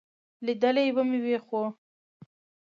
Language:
Pashto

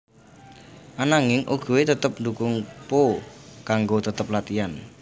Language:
Javanese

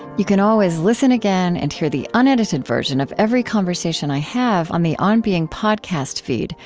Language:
English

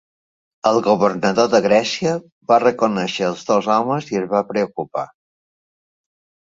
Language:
Catalan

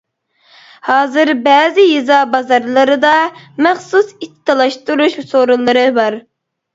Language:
Uyghur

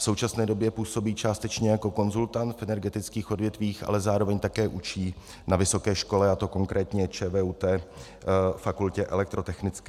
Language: Czech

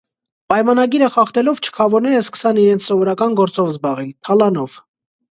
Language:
Armenian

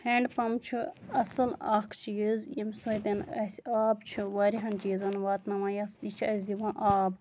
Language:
Kashmiri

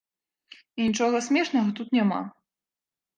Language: Belarusian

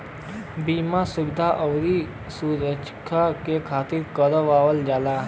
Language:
Bhojpuri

